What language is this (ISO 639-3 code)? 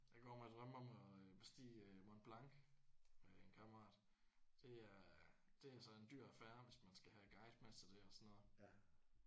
dan